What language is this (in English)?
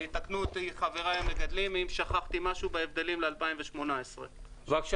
Hebrew